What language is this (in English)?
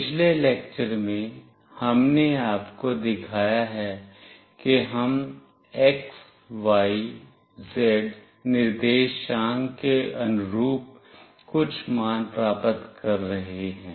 Hindi